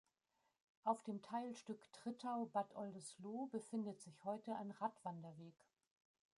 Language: German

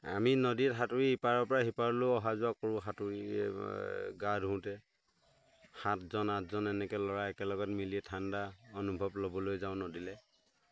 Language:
Assamese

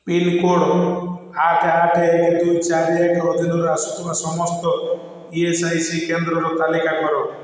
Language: Odia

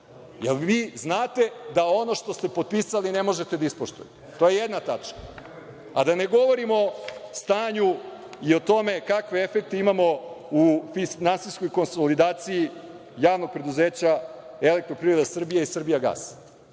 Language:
Serbian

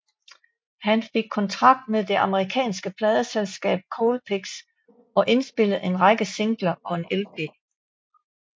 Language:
Danish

